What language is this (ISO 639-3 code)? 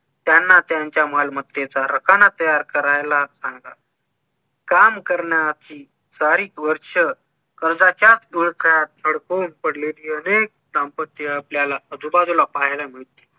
mar